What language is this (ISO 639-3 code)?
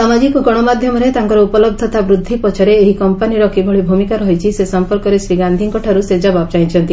ori